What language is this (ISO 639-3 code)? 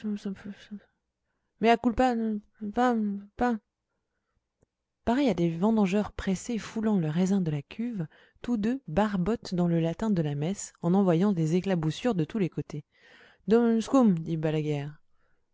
fra